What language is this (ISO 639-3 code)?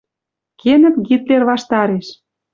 mrj